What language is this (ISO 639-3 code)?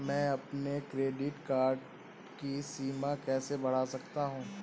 hin